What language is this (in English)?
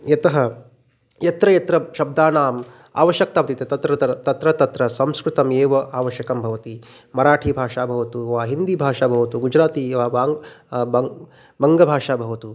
Sanskrit